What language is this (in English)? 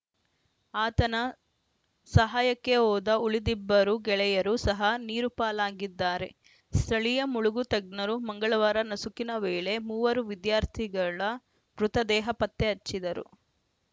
Kannada